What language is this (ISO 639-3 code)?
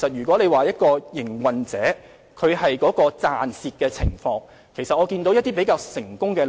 yue